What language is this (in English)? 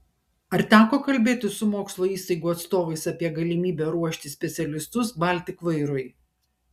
Lithuanian